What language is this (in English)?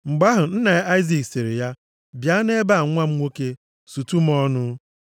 Igbo